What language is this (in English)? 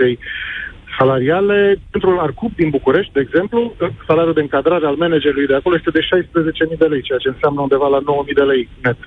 Romanian